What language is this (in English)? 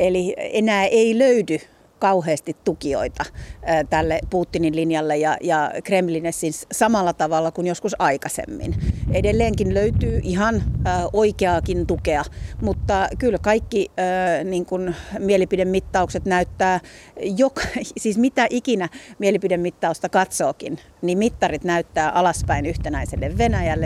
Finnish